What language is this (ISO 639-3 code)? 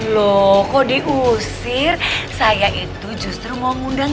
ind